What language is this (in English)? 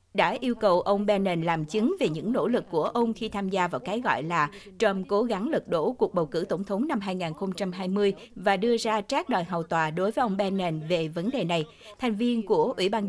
Vietnamese